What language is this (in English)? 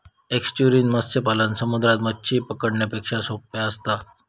Marathi